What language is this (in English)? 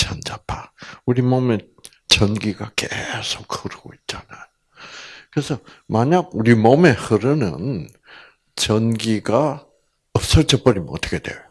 Korean